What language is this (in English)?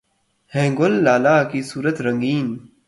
Urdu